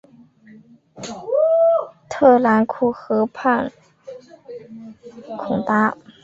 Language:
Chinese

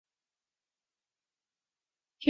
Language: Chinese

